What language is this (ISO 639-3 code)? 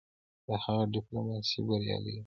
pus